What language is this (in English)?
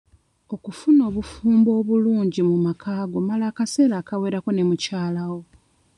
Ganda